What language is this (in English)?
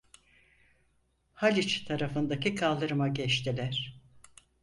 Turkish